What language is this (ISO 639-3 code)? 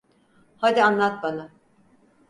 tur